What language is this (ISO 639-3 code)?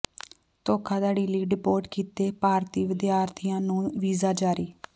pan